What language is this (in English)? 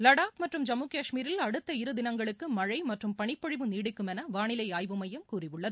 Tamil